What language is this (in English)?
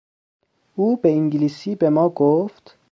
Persian